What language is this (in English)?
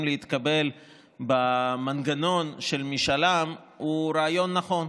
Hebrew